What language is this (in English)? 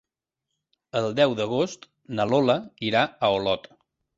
Catalan